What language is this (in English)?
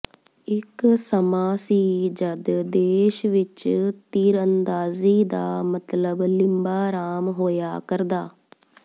Punjabi